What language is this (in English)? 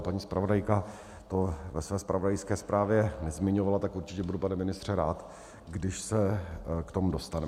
Czech